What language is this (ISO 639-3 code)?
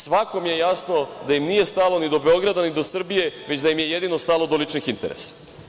srp